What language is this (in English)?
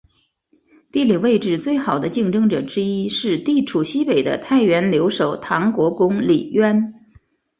Chinese